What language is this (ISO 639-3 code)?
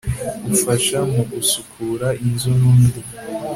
kin